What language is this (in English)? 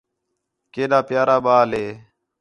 Khetrani